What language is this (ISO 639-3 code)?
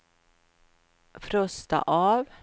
swe